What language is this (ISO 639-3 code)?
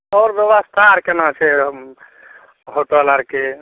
mai